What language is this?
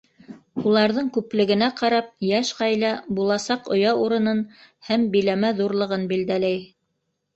Bashkir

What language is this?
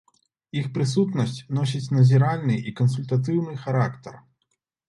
Belarusian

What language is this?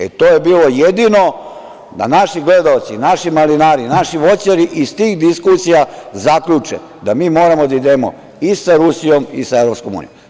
Serbian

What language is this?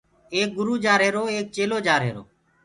Gurgula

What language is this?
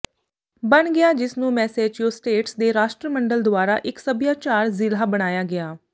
Punjabi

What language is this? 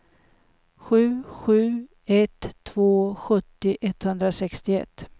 Swedish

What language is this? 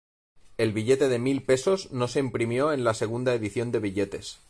Spanish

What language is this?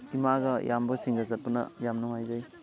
Manipuri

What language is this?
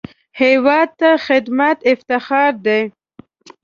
Pashto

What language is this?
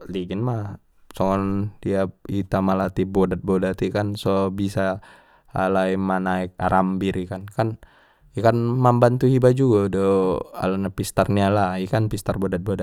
Batak Mandailing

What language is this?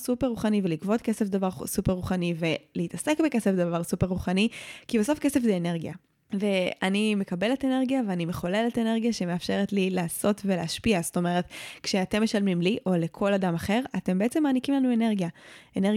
Hebrew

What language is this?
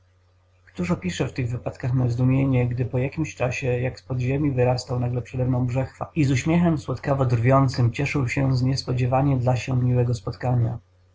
Polish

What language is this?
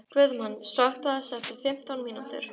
Icelandic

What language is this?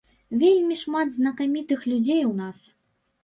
Belarusian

